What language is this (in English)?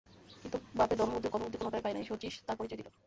Bangla